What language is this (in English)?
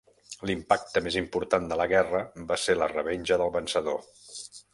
Catalan